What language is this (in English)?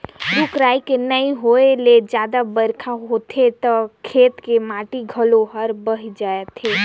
Chhattisgarhi